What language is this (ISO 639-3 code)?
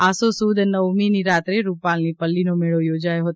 guj